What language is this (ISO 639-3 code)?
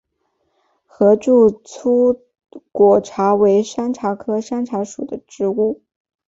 zho